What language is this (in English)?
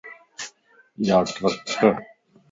Lasi